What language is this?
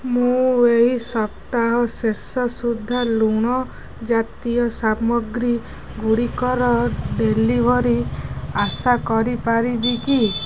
Odia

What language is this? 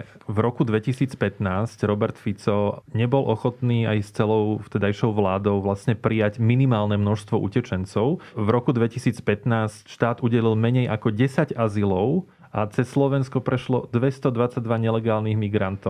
Slovak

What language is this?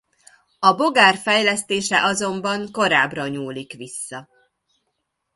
Hungarian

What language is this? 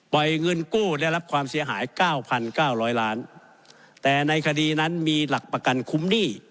Thai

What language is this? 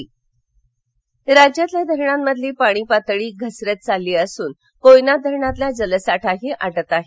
Marathi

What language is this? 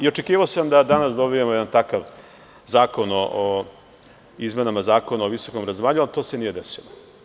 Serbian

